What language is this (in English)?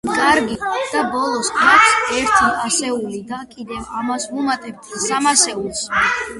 Georgian